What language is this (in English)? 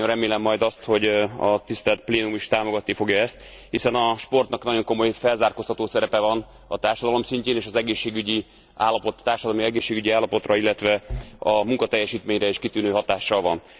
Hungarian